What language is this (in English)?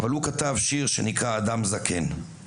Hebrew